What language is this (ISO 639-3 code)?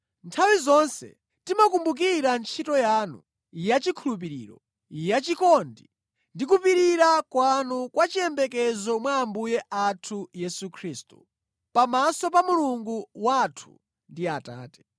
nya